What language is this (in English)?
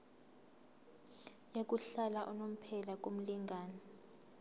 Zulu